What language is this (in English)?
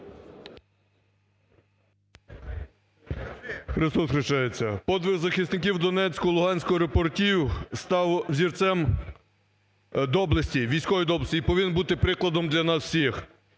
Ukrainian